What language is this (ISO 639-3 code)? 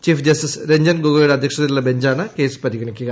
mal